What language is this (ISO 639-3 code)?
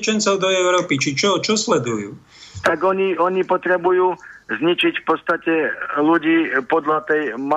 slk